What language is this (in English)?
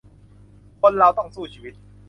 Thai